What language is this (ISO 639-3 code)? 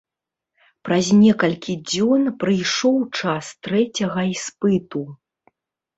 bel